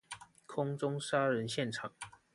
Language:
Chinese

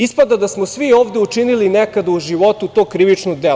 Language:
Serbian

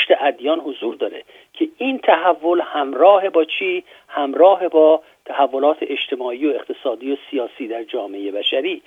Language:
Persian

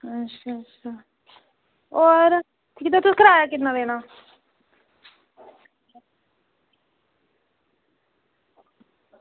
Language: Dogri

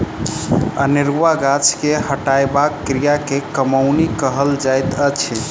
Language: Maithili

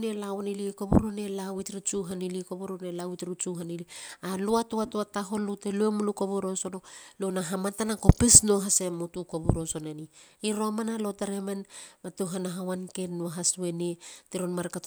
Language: Halia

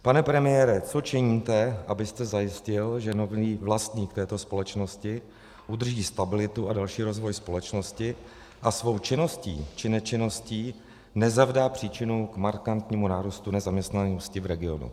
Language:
Czech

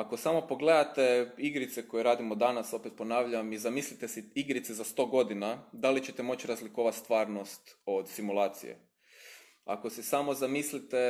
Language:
Croatian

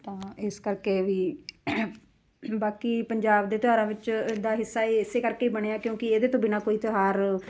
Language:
Punjabi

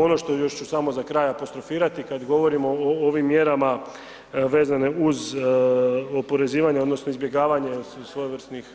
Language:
Croatian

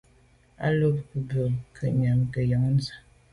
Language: Medumba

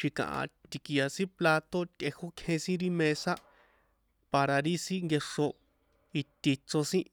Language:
San Juan Atzingo Popoloca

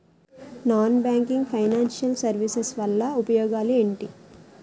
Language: Telugu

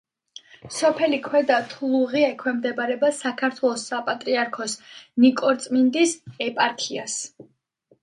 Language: Georgian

